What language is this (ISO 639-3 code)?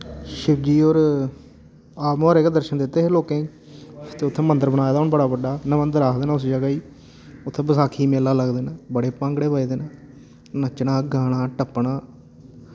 doi